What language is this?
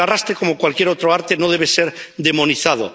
Spanish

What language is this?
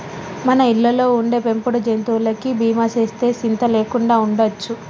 Telugu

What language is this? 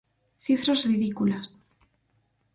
Galician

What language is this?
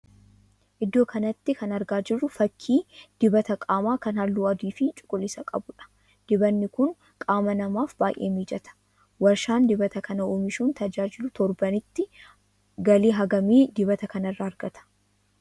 Oromo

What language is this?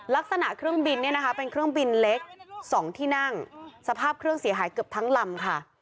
Thai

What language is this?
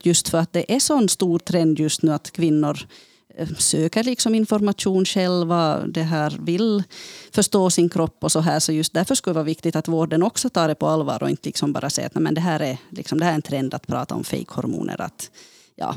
Swedish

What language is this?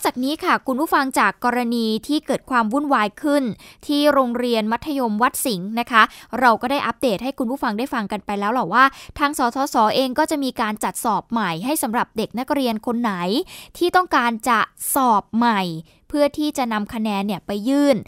Thai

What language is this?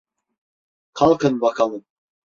Turkish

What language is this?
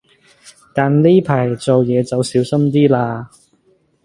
Cantonese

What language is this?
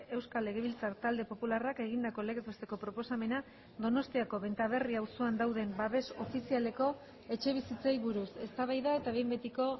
Basque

